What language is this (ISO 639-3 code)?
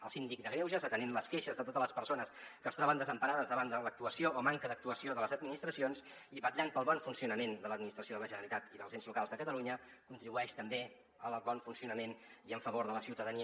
cat